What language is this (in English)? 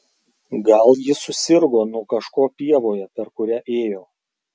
Lithuanian